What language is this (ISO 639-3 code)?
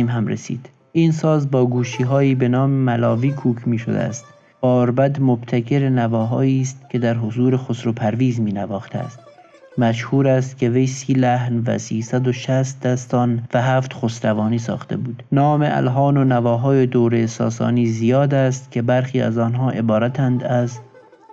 fas